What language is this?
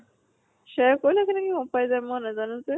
Assamese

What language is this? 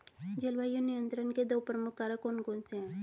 Hindi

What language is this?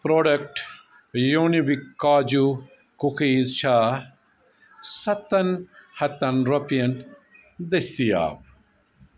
Kashmiri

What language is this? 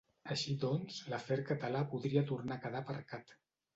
Catalan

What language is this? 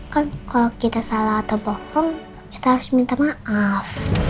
Indonesian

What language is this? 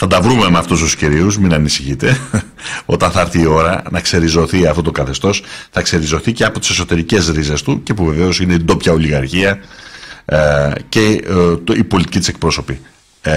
Greek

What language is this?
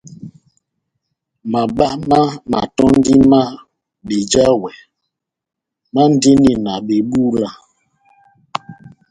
Batanga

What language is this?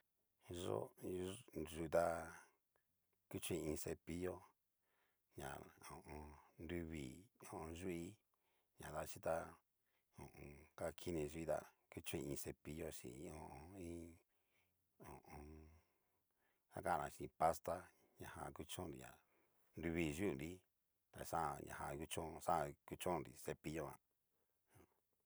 Cacaloxtepec Mixtec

